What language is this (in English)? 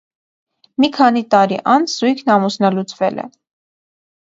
Armenian